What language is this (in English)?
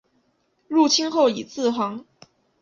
Chinese